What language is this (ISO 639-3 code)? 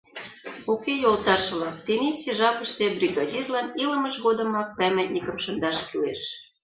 chm